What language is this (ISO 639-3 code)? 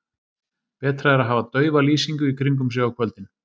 isl